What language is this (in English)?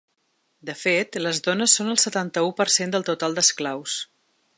Catalan